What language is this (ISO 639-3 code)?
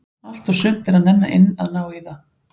isl